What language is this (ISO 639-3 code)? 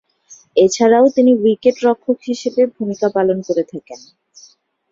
ben